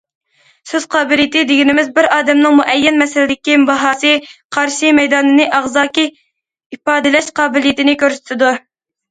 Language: Uyghur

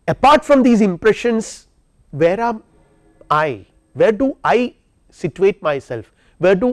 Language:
English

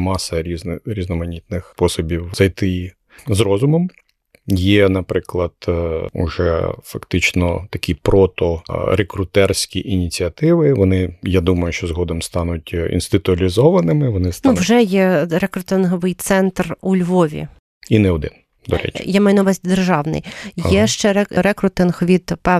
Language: Ukrainian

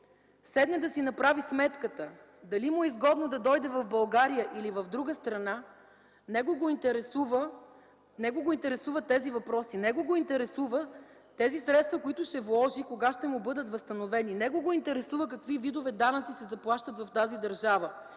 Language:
Bulgarian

